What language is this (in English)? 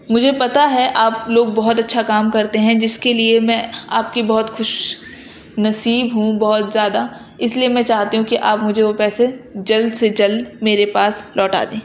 Urdu